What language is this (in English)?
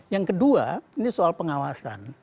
Indonesian